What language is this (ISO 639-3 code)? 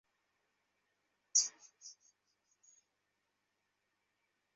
ben